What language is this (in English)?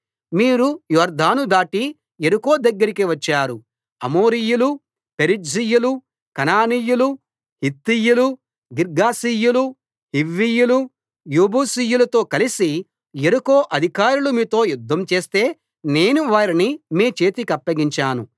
Telugu